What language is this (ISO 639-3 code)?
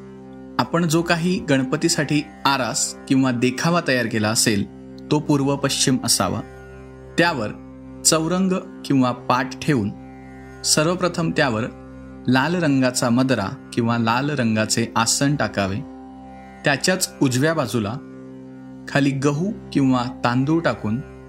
mar